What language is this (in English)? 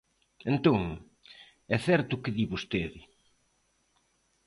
Galician